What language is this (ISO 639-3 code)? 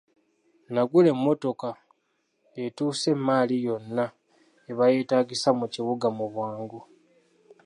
lug